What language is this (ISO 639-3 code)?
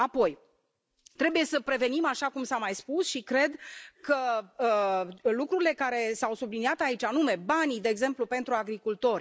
ron